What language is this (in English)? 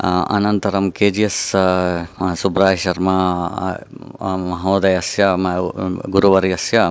Sanskrit